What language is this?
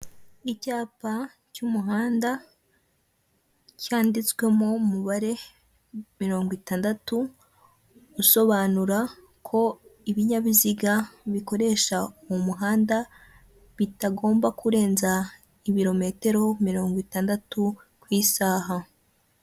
Kinyarwanda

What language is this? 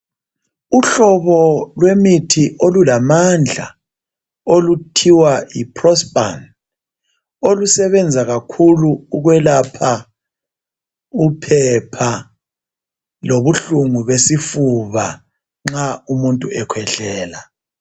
North Ndebele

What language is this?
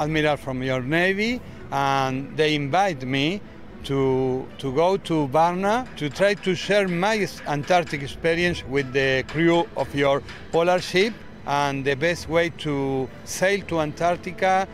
Bulgarian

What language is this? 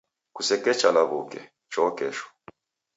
Taita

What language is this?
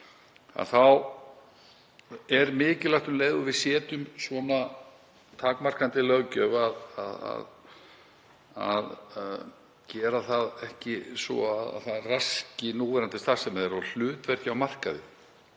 Icelandic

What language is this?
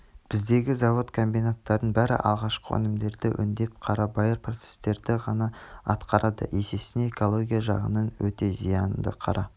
Kazakh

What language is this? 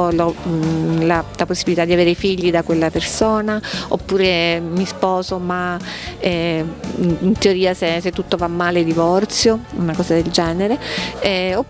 Italian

